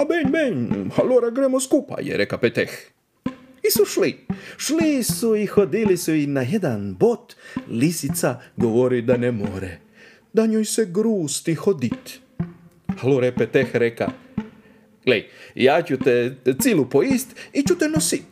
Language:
Croatian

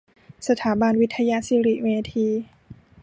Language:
Thai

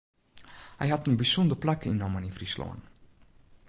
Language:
Western Frisian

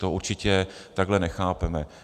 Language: Czech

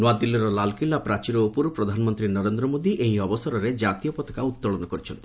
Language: Odia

